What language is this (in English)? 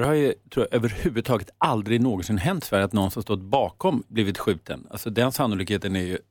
Swedish